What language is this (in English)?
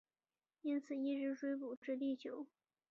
Chinese